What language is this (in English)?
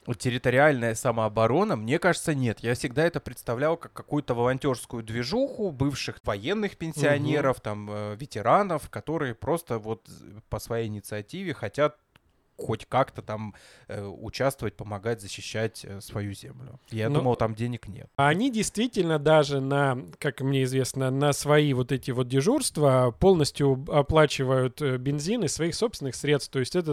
Russian